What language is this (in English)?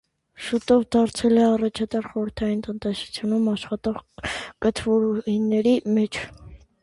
Armenian